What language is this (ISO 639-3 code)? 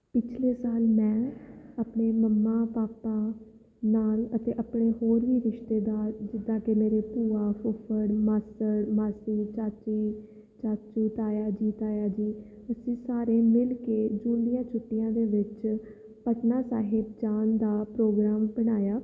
pan